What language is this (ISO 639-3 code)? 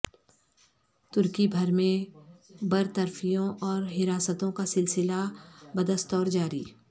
urd